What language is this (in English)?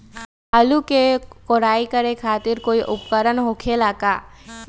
Magahi